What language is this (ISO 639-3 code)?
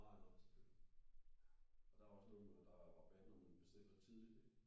dan